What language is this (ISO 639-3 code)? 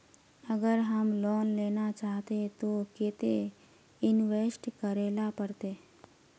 mag